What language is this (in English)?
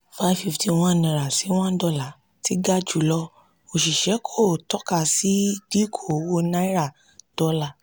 Yoruba